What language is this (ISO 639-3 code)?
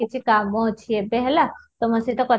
ori